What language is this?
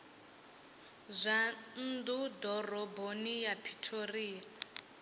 Venda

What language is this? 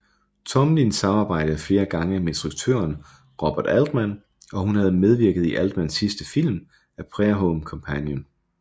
Danish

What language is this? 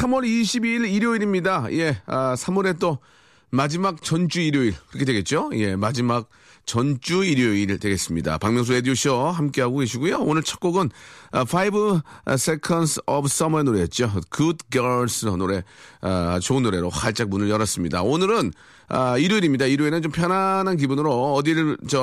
Korean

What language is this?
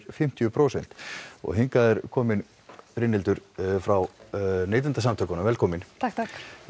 Icelandic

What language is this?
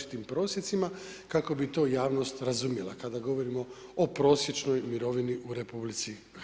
Croatian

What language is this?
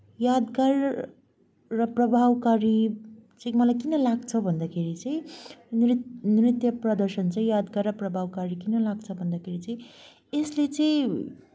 Nepali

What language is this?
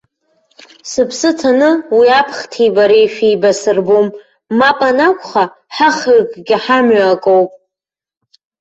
Abkhazian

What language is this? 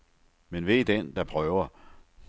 Danish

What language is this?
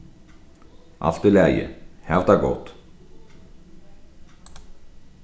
Faroese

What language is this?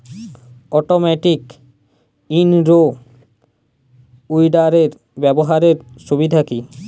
Bangla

